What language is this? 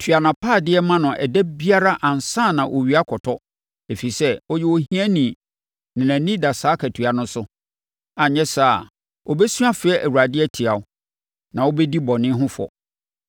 Akan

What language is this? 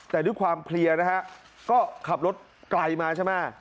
Thai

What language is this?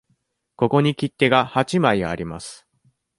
Japanese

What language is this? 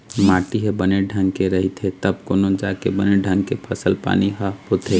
Chhattisgarhi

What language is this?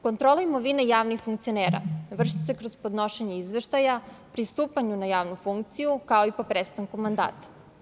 Serbian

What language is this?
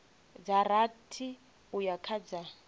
Venda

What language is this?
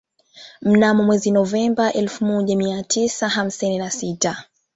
Swahili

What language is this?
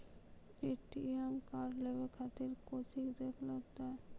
Maithili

